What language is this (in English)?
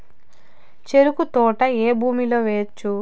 Telugu